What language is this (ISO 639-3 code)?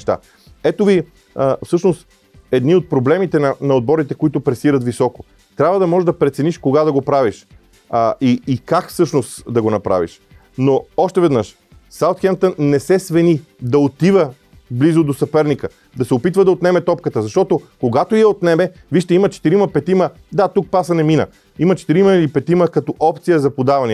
bul